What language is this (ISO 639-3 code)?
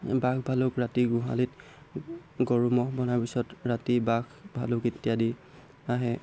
asm